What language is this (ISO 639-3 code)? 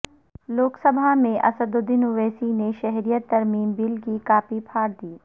urd